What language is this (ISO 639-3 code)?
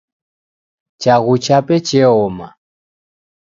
dav